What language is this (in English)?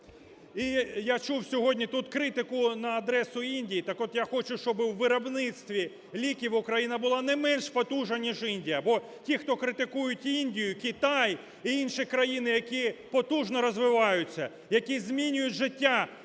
Ukrainian